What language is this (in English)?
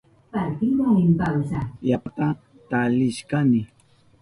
Southern Pastaza Quechua